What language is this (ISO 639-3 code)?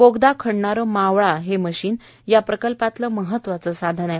mar